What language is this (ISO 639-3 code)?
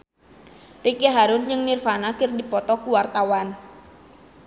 sun